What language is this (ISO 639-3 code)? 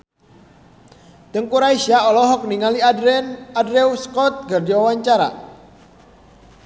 sun